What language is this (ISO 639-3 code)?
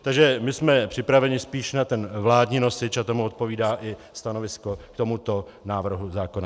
ces